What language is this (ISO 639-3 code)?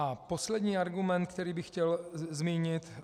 ces